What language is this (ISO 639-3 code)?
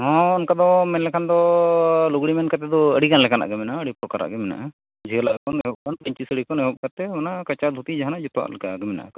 sat